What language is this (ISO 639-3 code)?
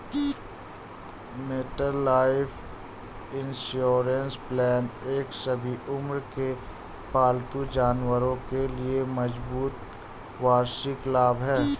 hin